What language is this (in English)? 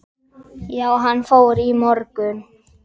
Icelandic